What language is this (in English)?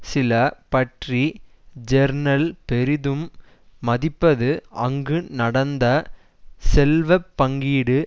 Tamil